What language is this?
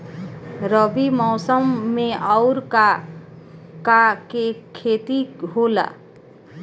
Bhojpuri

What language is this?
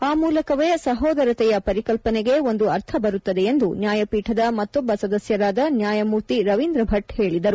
Kannada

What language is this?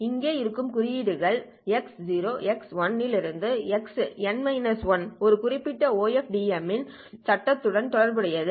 Tamil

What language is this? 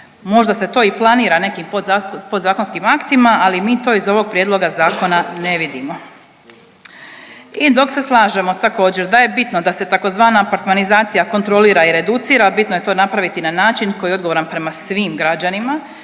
Croatian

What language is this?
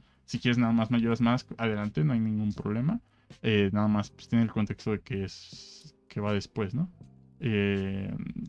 Spanish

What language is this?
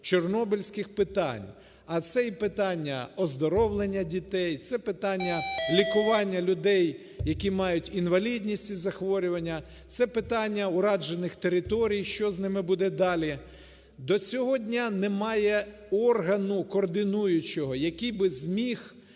Ukrainian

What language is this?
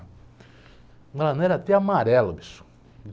Portuguese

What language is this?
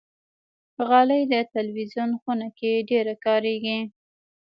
Pashto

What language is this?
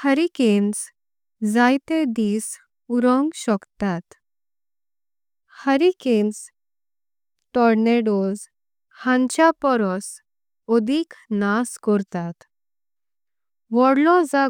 Konkani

